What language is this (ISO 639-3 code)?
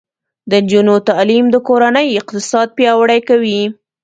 pus